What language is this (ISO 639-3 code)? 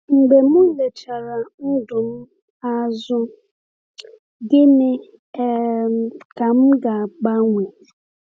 ibo